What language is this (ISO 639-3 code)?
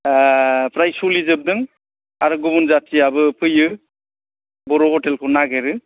brx